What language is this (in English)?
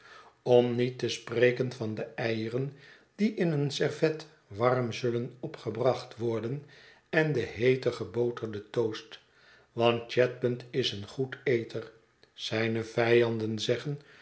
Dutch